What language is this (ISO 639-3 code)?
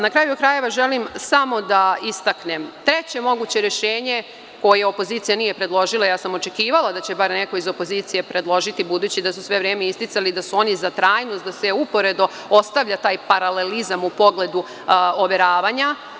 srp